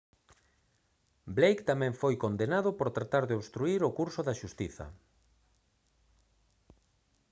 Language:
Galician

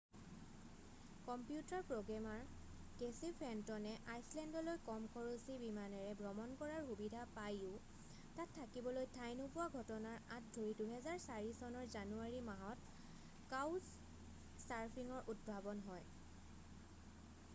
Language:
Assamese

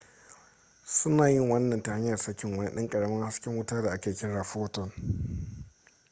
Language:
Hausa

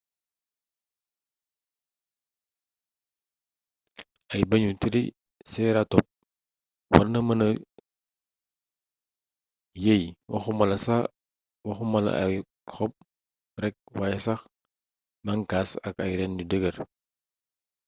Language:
Wolof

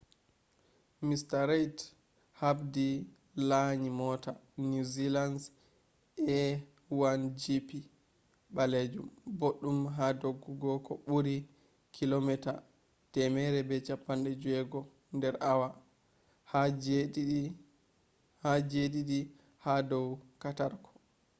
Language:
Fula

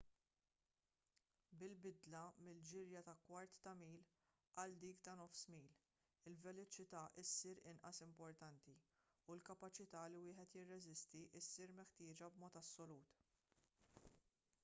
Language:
Maltese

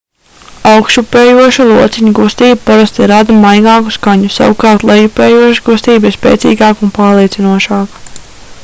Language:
Latvian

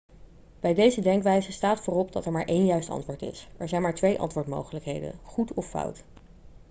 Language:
Dutch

